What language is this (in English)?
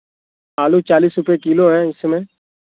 Hindi